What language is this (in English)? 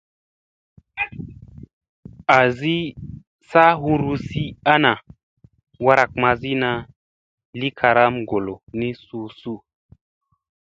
Musey